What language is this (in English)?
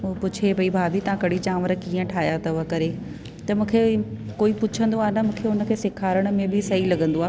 Sindhi